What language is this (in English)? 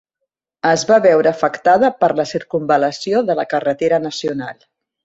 Catalan